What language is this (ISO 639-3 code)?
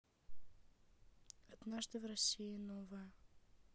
rus